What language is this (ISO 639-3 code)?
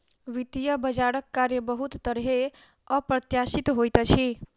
mai